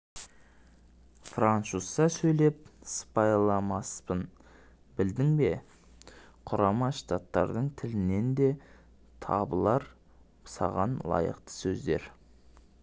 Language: Kazakh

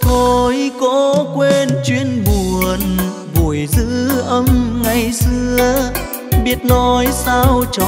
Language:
Vietnamese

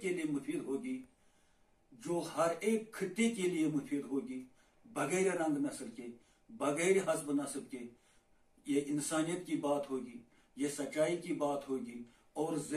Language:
Turkish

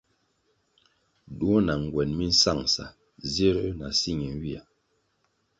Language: Kwasio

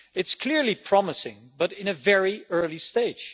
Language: English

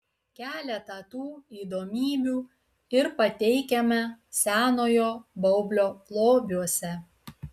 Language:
Lithuanian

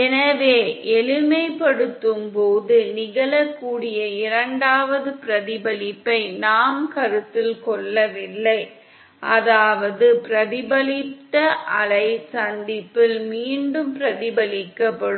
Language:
Tamil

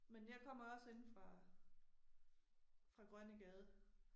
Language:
Danish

